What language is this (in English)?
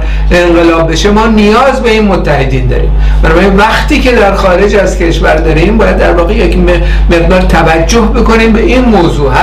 Persian